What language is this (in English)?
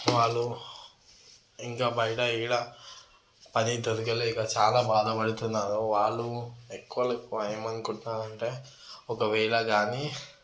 Telugu